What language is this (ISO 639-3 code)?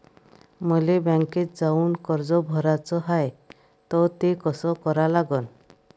mar